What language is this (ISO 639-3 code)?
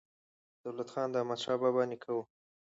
pus